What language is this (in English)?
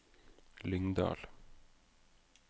Norwegian